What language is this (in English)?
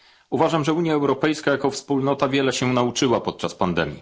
Polish